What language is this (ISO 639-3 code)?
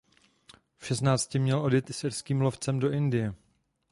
ces